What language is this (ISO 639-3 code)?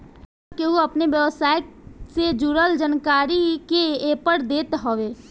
bho